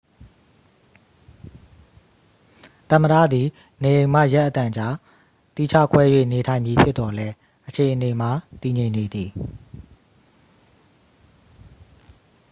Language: Burmese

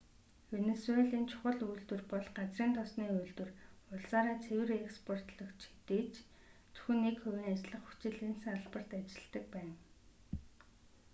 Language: Mongolian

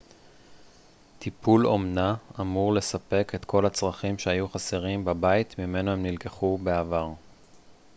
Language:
Hebrew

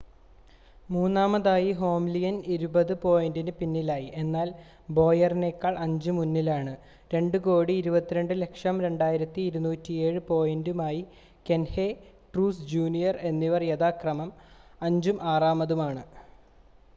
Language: Malayalam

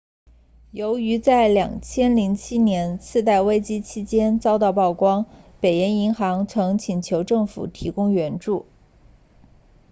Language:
Chinese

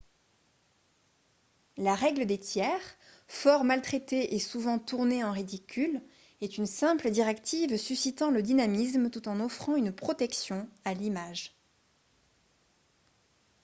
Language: French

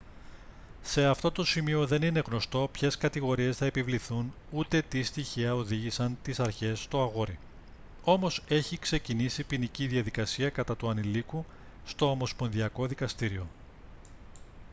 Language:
Greek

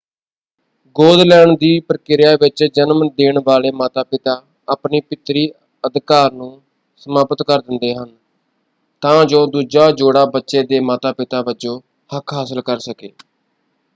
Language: Punjabi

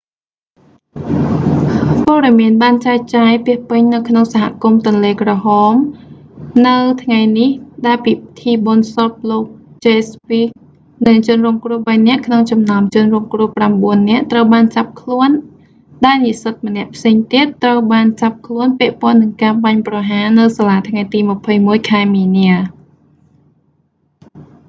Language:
Khmer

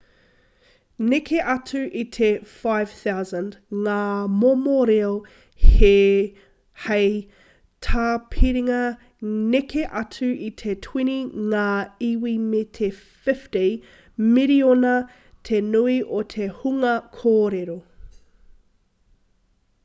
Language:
Māori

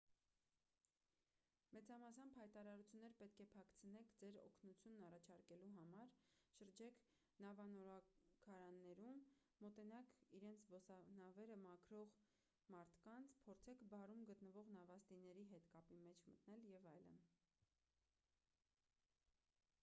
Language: Armenian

